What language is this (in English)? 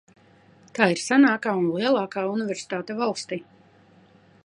Latvian